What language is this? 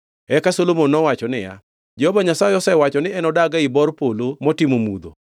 Luo (Kenya and Tanzania)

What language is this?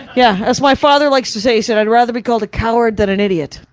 English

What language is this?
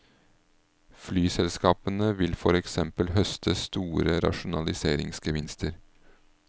Norwegian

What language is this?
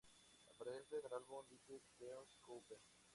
Spanish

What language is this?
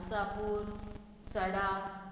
Konkani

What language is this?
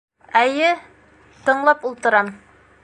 Bashkir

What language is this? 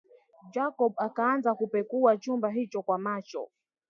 Swahili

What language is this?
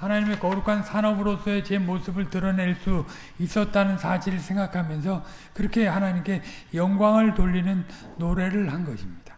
Korean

